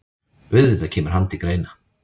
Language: Icelandic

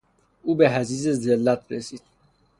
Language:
Persian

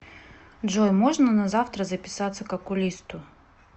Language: Russian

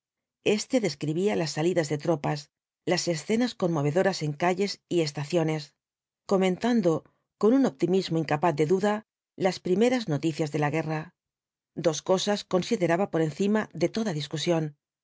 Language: Spanish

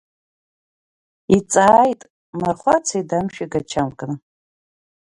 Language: Abkhazian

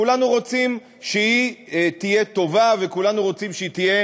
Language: Hebrew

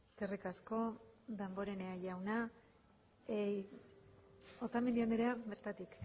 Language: Basque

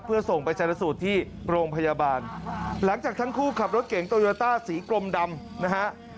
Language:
Thai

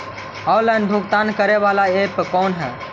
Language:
Magahi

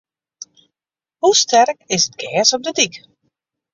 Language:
Western Frisian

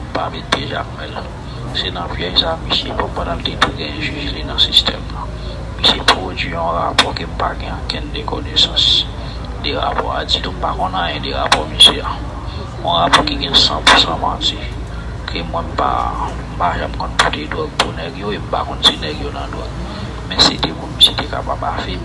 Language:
French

